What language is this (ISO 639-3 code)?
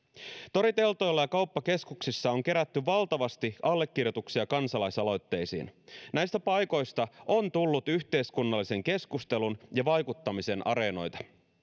fin